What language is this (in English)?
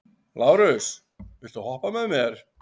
Icelandic